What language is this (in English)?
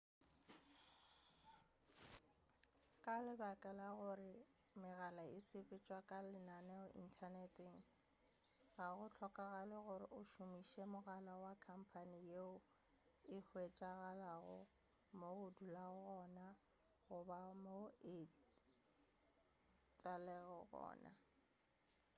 Northern Sotho